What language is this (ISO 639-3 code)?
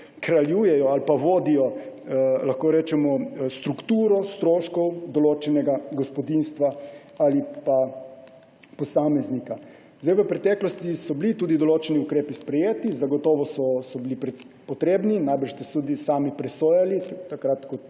slv